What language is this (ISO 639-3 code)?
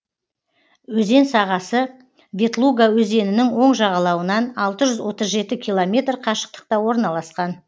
kaz